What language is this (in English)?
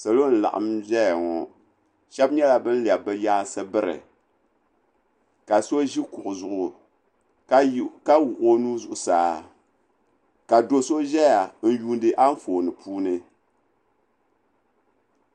Dagbani